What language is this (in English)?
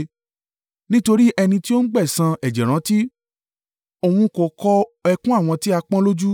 Yoruba